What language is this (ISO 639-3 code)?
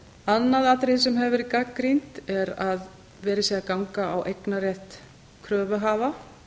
isl